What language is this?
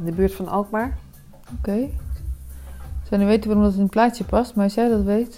Dutch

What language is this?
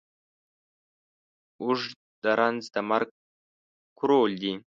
Pashto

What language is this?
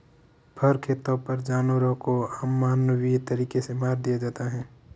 Hindi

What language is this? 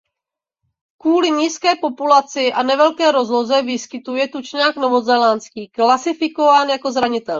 Czech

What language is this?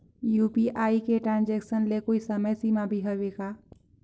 Chhattisgarhi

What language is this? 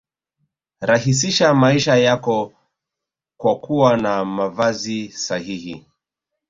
Swahili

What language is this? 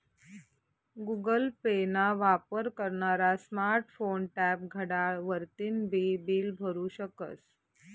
Marathi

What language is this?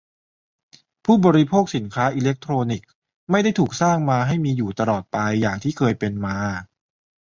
Thai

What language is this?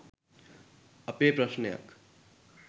Sinhala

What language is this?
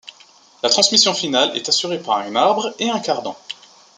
French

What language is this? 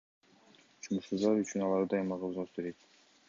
Kyrgyz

